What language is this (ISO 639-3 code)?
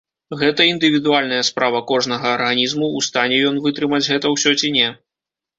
bel